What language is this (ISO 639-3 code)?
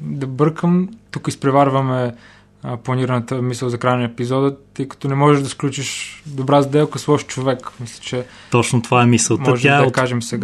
bul